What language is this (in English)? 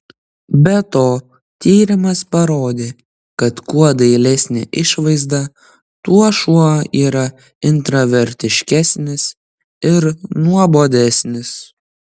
Lithuanian